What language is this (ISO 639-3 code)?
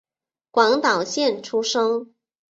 zho